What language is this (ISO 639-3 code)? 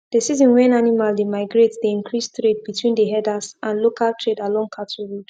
pcm